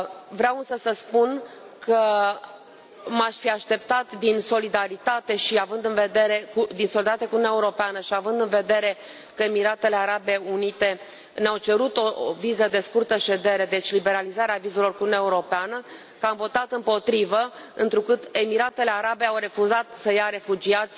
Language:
Romanian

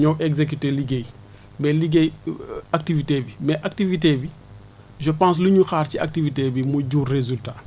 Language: Wolof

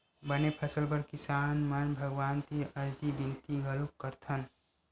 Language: Chhattisgarhi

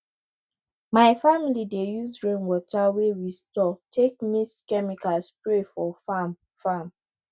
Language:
Nigerian Pidgin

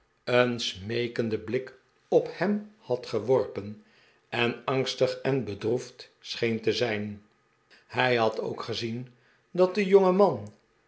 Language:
Dutch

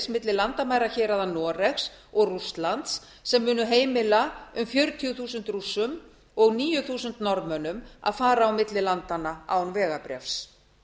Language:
Icelandic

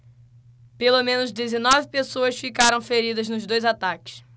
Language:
Portuguese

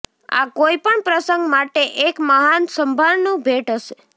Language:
Gujarati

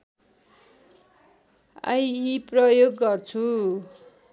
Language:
Nepali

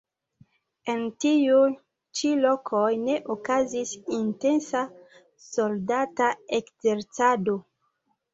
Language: Esperanto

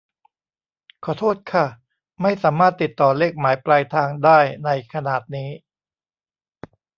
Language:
Thai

